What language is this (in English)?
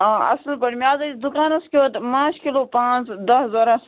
Kashmiri